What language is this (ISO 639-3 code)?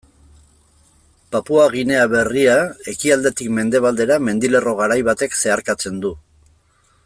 eus